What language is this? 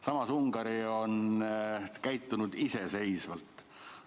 Estonian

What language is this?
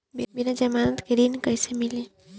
Bhojpuri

